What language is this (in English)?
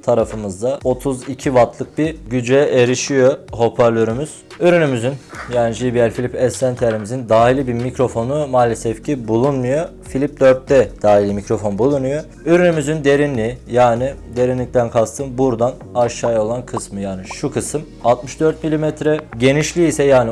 Turkish